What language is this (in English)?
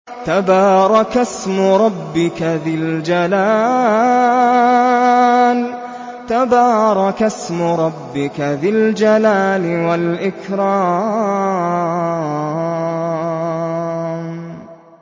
Arabic